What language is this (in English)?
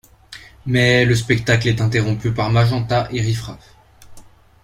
French